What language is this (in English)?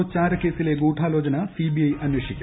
Malayalam